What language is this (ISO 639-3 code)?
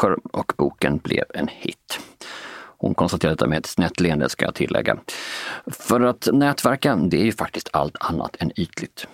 swe